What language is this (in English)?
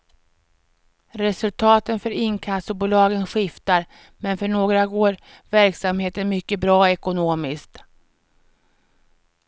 Swedish